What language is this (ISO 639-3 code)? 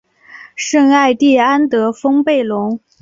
zho